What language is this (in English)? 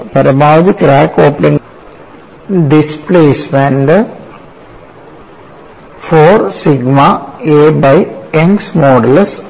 Malayalam